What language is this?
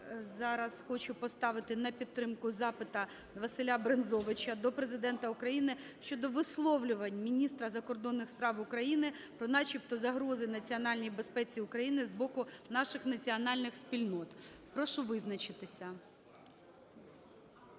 Ukrainian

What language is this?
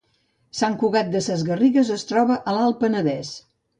Catalan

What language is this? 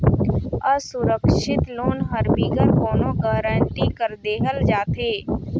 Chhattisgarhi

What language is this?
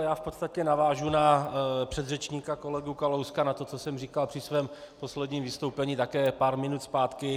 Czech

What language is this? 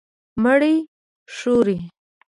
Pashto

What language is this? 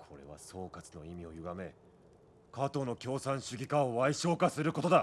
Japanese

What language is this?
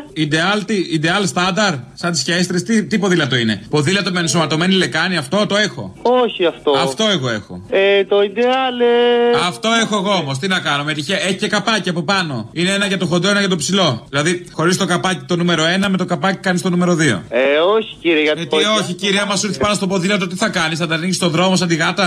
Greek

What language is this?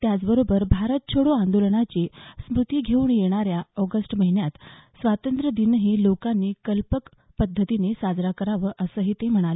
Marathi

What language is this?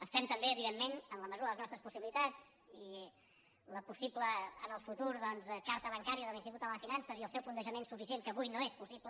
Catalan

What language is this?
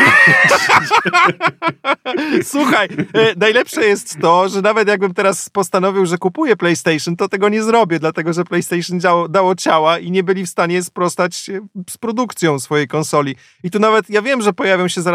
Polish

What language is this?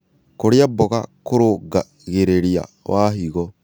Kikuyu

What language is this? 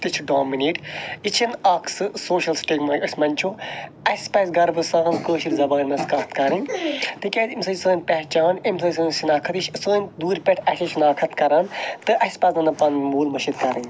Kashmiri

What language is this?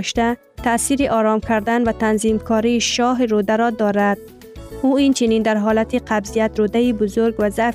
Persian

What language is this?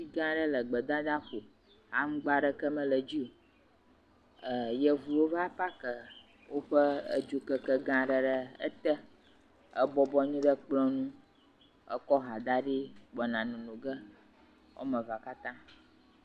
Ewe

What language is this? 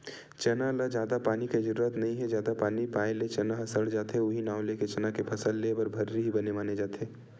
Chhattisgarhi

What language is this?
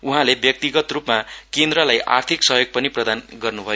Nepali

